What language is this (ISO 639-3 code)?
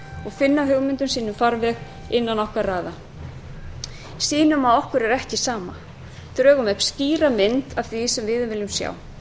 isl